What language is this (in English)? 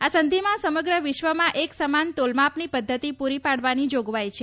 Gujarati